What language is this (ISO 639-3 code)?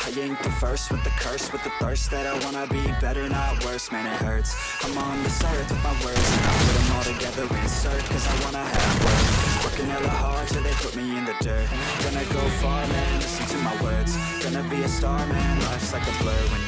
ind